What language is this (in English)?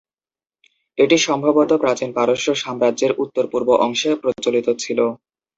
Bangla